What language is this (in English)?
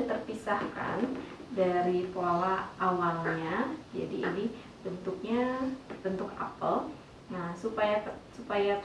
Indonesian